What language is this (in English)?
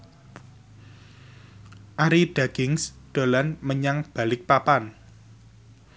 Javanese